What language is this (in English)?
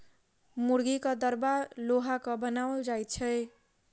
Maithili